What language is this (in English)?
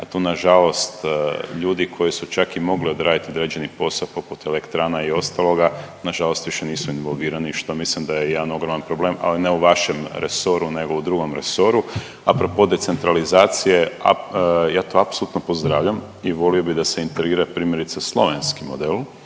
Croatian